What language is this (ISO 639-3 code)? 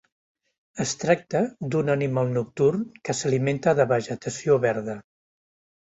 cat